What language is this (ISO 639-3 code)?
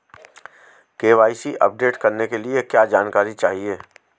hin